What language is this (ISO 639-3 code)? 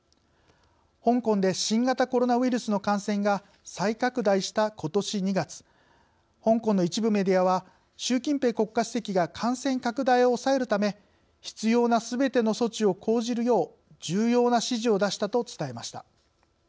jpn